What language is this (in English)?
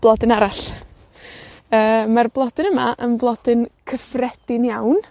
Welsh